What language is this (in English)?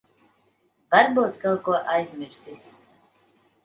Latvian